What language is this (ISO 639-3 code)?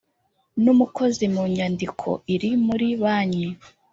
kin